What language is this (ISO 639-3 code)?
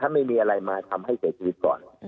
tha